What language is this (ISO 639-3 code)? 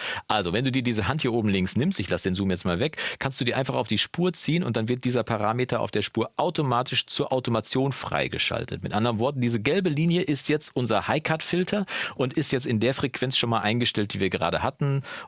deu